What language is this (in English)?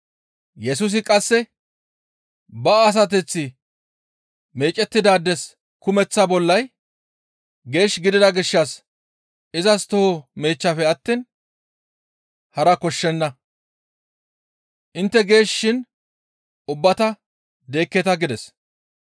Gamo